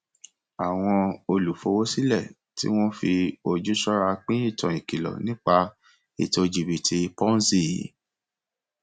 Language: Yoruba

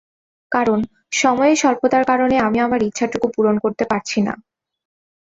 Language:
Bangla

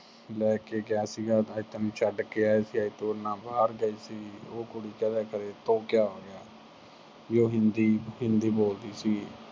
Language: Punjabi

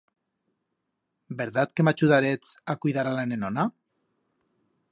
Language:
Aragonese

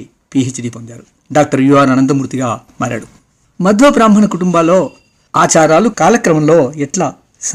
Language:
Telugu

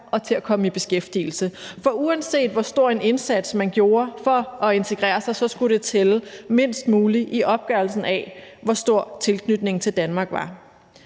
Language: Danish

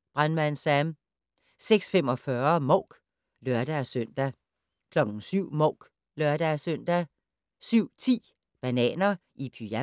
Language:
Danish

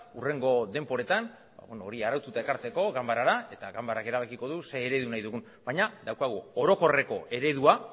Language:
Basque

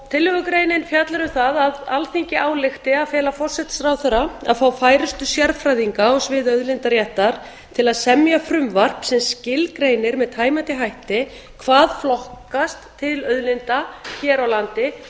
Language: Icelandic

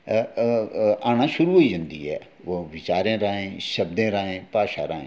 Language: Dogri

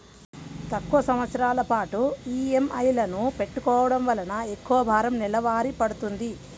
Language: Telugu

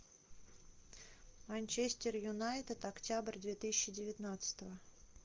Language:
Russian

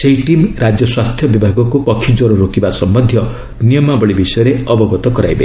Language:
Odia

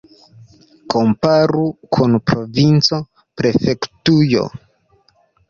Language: Esperanto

